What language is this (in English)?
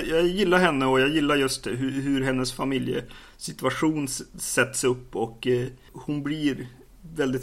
Swedish